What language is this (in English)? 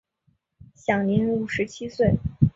Chinese